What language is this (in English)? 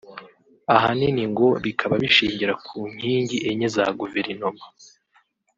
Kinyarwanda